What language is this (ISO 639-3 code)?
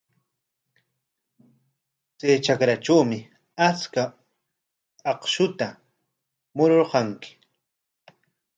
qwa